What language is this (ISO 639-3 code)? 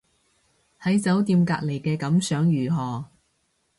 yue